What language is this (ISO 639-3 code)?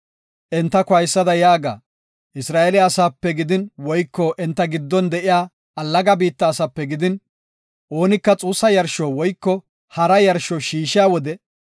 gof